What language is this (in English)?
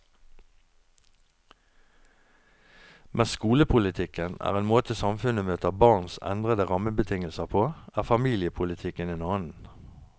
Norwegian